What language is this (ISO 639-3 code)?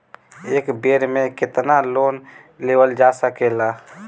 bho